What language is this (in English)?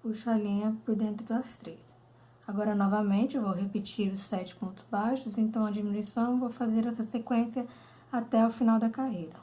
Portuguese